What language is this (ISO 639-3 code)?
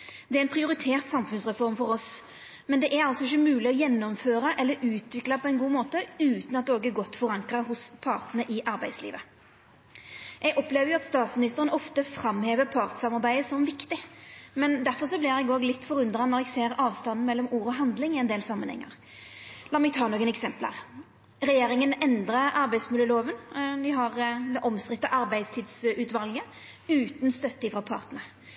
nno